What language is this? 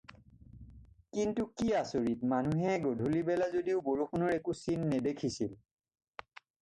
Assamese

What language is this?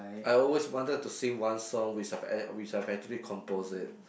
English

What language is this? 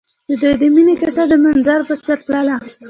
Pashto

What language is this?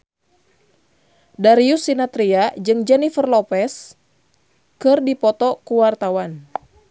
Sundanese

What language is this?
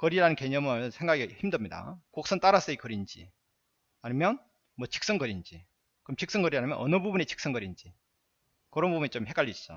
Korean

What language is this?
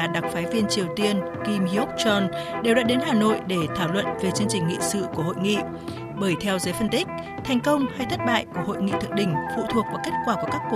Vietnamese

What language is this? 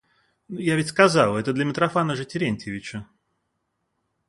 Russian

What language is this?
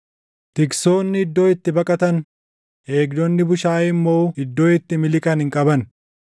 Oromo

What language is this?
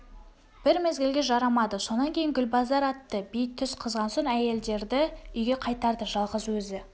Kazakh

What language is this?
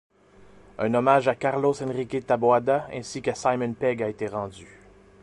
French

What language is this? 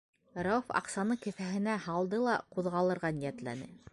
Bashkir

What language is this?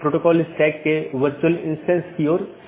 Hindi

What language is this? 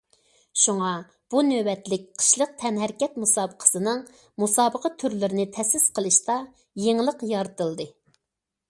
Uyghur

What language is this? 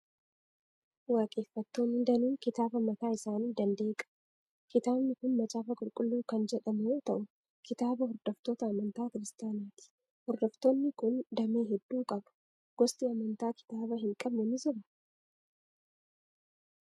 Oromo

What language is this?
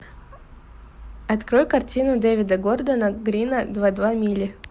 Russian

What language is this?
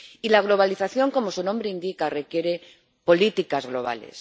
Spanish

